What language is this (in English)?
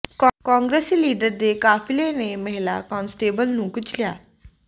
Punjabi